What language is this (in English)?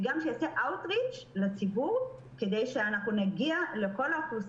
Hebrew